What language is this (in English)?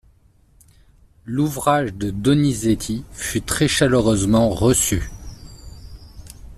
French